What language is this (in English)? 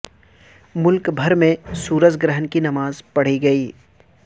Urdu